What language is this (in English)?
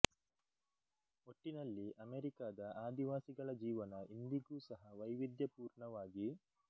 Kannada